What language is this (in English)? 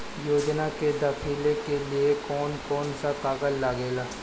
Bhojpuri